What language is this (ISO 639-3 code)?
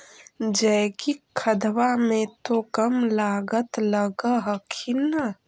mag